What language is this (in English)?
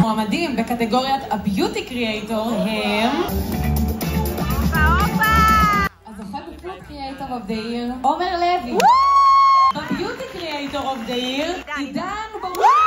Hebrew